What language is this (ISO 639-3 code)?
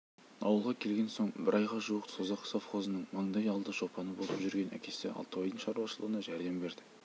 kaz